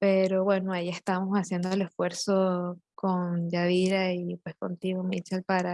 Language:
Spanish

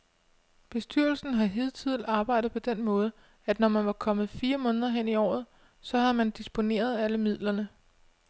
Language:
Danish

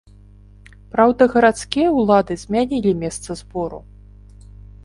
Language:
Belarusian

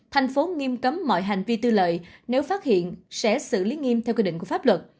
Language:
Vietnamese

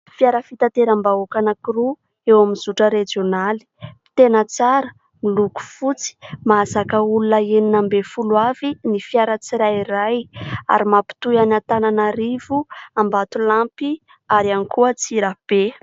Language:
Malagasy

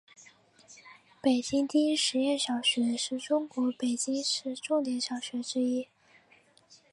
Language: Chinese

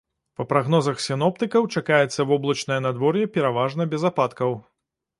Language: Belarusian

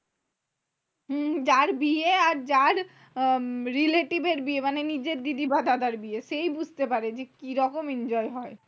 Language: Bangla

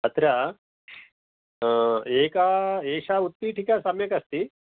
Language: Sanskrit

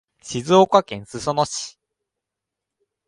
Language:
Japanese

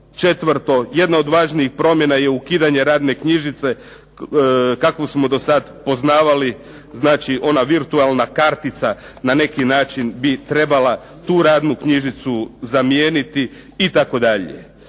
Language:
Croatian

